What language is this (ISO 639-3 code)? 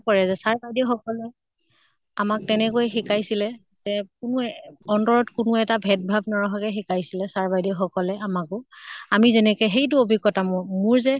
asm